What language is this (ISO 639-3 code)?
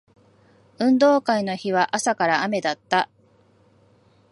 jpn